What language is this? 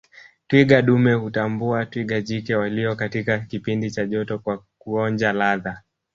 Swahili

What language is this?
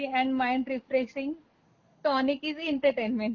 Marathi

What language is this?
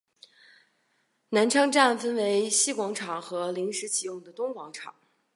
Chinese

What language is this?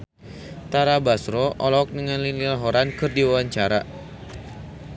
Sundanese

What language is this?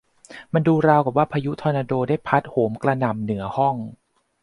Thai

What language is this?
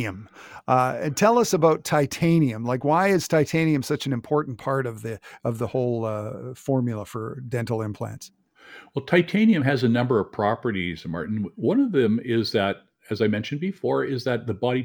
English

